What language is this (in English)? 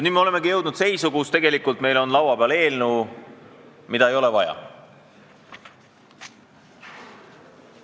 Estonian